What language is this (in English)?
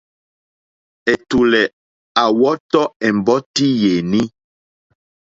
Mokpwe